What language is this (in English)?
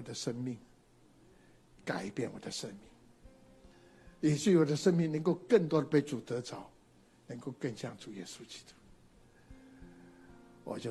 Chinese